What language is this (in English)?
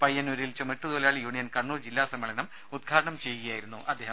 Malayalam